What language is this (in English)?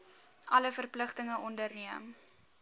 Afrikaans